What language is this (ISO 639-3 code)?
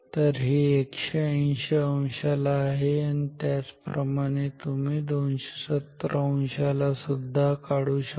mar